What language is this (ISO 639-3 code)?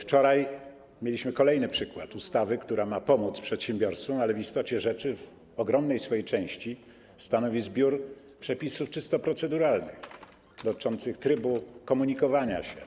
pol